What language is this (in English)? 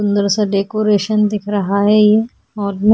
Hindi